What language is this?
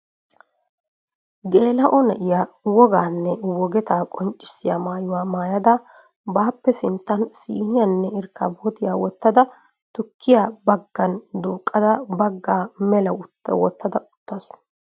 Wolaytta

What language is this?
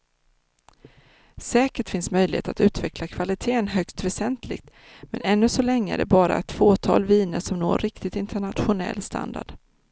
Swedish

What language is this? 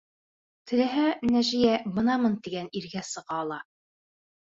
Bashkir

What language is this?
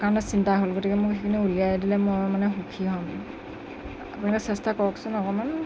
Assamese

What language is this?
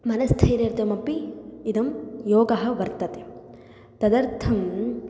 Sanskrit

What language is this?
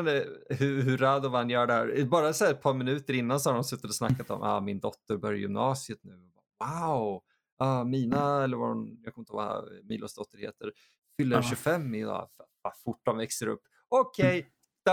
Swedish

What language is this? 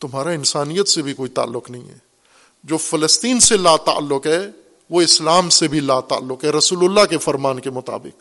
Urdu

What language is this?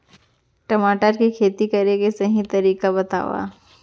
Chhattisgarhi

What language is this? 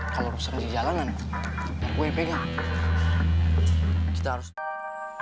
Indonesian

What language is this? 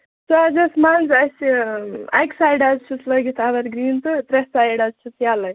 Kashmiri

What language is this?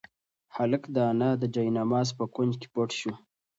Pashto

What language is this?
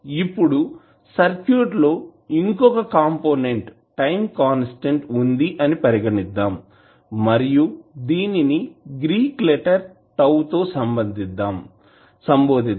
Telugu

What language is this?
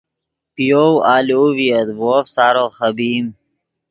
Yidgha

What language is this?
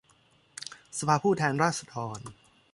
Thai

